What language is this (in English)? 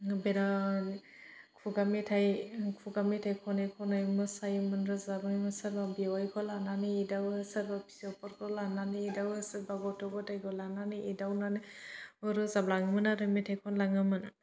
Bodo